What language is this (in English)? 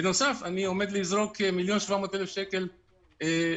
Hebrew